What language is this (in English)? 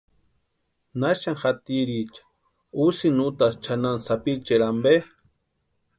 Western Highland Purepecha